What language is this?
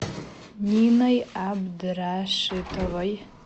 Russian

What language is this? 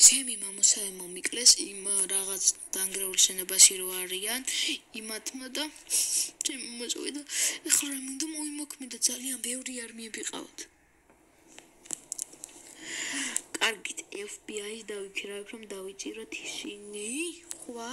Romanian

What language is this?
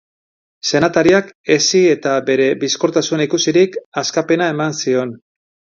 Basque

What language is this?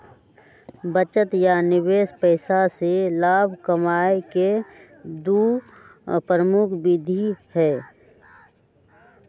Magahi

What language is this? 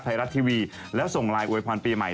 Thai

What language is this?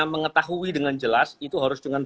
Indonesian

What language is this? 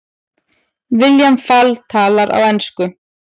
Icelandic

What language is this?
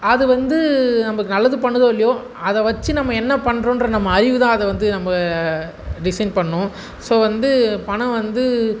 Tamil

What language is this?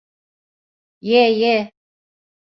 Turkish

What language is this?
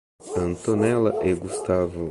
Portuguese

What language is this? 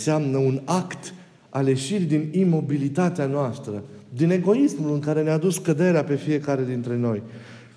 Romanian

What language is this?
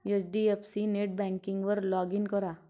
Marathi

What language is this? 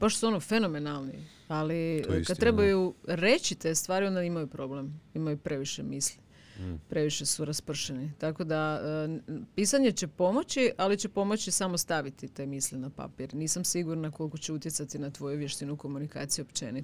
Croatian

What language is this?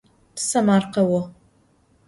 Adyghe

